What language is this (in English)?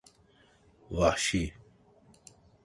Turkish